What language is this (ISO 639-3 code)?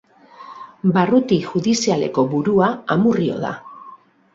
eus